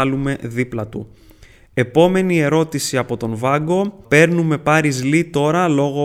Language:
Greek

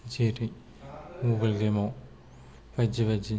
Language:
Bodo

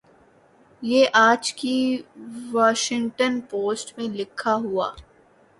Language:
Urdu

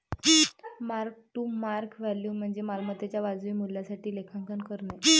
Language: Marathi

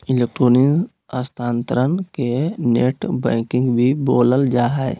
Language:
Magahi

